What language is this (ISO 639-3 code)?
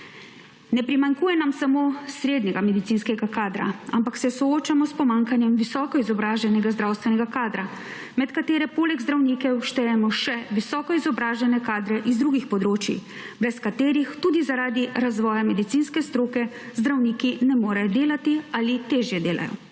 slv